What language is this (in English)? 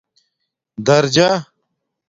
Domaaki